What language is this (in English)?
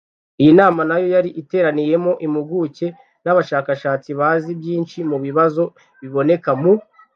Kinyarwanda